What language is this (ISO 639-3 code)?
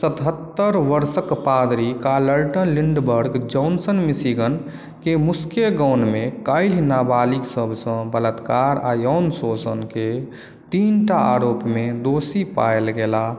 mai